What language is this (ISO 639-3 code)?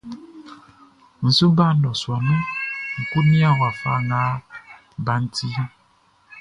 bci